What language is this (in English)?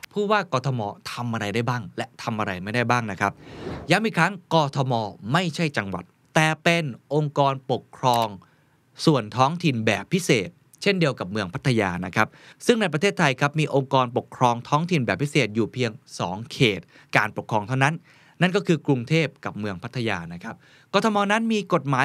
Thai